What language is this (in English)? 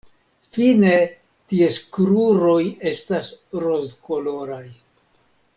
Esperanto